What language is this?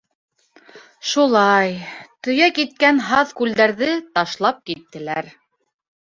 Bashkir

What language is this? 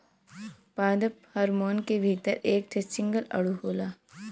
Bhojpuri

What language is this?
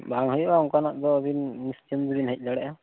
Santali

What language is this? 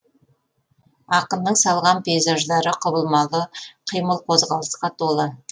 Kazakh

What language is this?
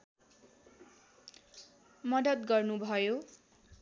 Nepali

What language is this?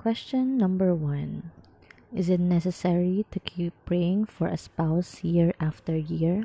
Filipino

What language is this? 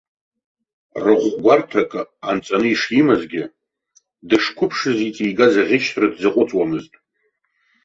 Abkhazian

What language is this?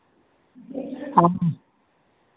Hindi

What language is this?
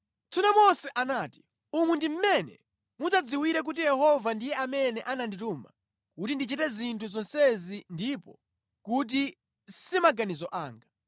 Nyanja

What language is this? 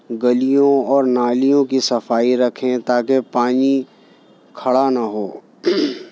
Urdu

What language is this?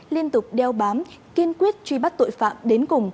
Vietnamese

